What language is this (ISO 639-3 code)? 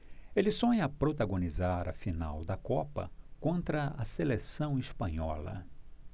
por